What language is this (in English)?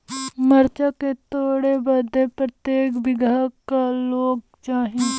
Bhojpuri